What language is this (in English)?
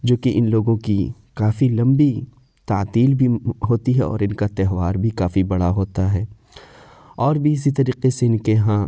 Urdu